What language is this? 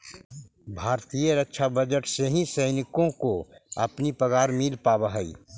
Magahi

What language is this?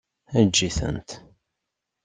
Kabyle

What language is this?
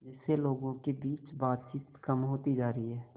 Hindi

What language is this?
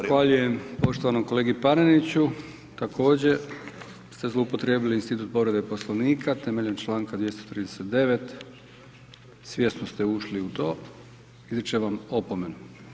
Croatian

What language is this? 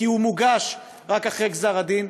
Hebrew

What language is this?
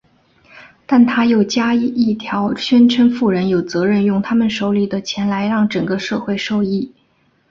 Chinese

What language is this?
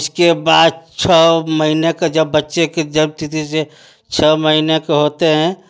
Hindi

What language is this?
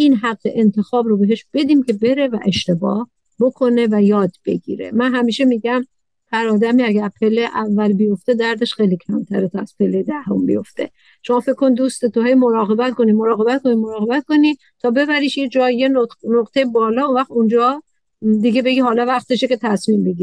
Persian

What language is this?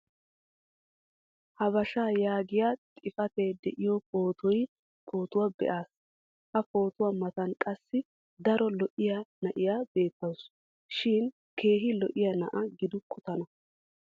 Wolaytta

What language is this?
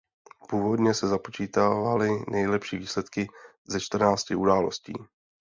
Czech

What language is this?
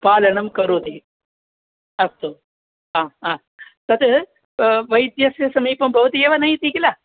Sanskrit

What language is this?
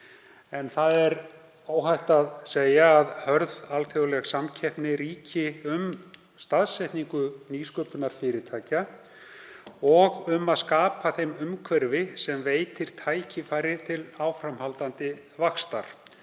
Icelandic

